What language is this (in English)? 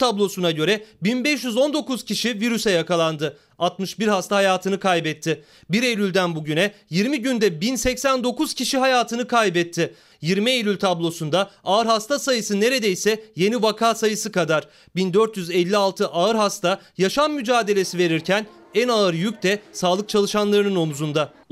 Turkish